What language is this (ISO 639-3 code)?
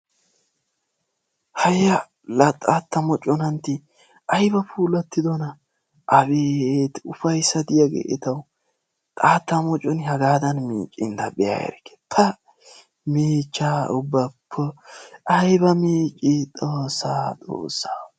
wal